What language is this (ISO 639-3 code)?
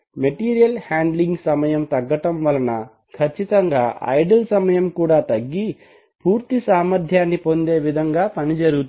tel